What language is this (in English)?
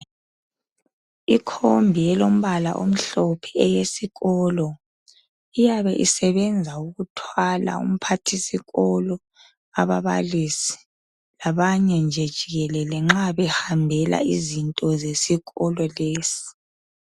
North Ndebele